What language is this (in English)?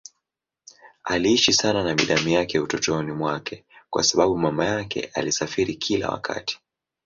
Swahili